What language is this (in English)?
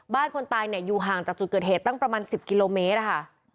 Thai